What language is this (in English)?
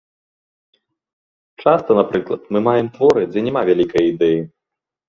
Belarusian